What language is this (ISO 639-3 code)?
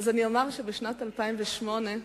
heb